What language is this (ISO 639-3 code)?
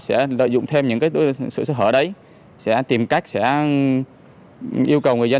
vie